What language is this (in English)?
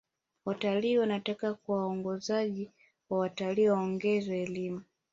Swahili